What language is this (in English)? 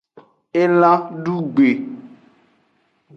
Aja (Benin)